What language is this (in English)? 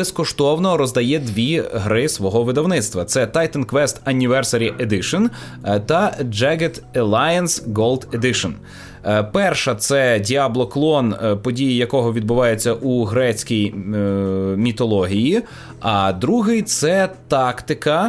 Ukrainian